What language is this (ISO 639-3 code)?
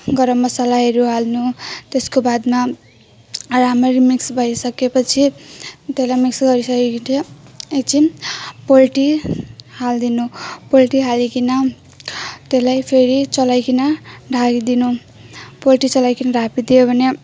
nep